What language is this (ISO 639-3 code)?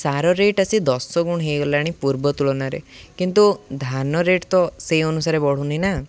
ori